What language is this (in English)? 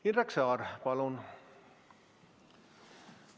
Estonian